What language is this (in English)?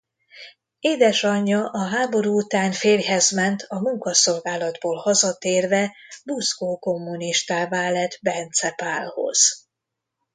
Hungarian